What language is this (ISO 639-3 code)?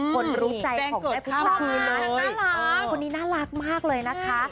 tha